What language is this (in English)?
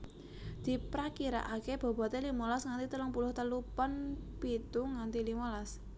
Javanese